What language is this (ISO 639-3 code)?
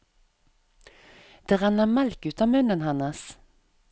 nor